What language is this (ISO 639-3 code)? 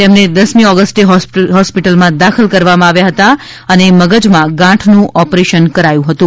guj